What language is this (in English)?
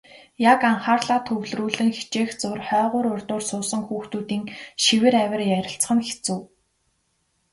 Mongolian